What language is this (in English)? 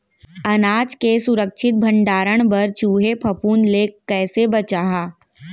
Chhattisgarhi